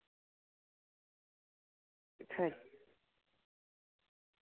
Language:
Dogri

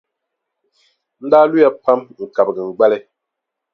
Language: Dagbani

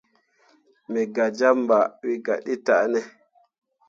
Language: Mundang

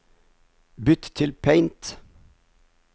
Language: Norwegian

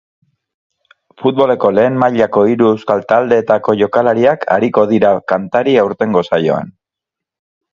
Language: Basque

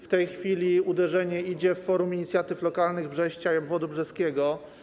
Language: Polish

